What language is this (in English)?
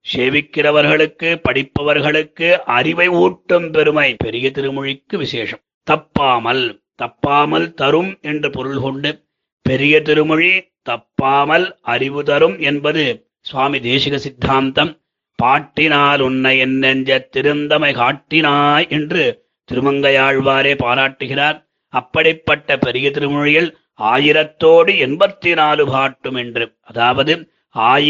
Tamil